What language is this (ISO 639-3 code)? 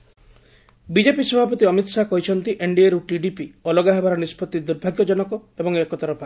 ori